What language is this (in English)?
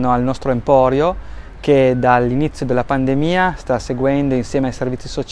Italian